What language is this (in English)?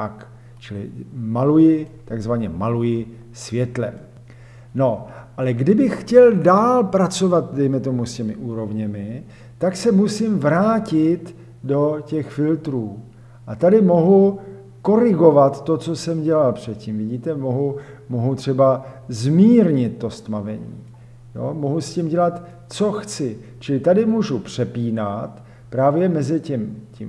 Czech